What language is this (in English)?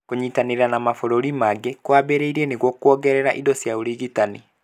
Kikuyu